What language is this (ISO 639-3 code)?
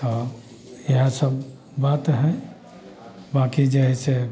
mai